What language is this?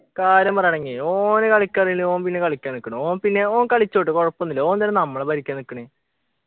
Malayalam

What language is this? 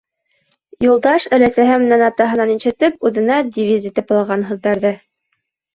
Bashkir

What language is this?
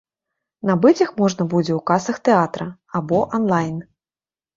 Belarusian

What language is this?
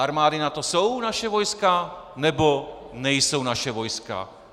Czech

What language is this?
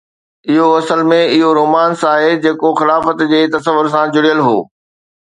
Sindhi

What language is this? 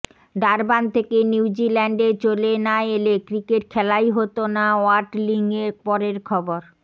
Bangla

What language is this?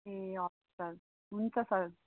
Nepali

